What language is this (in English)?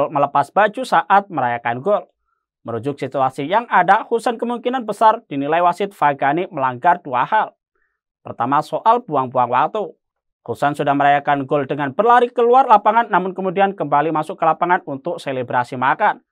Indonesian